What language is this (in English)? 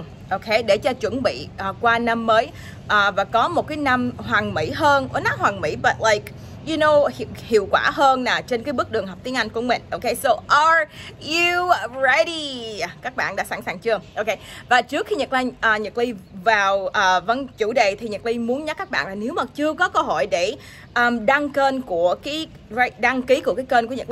Vietnamese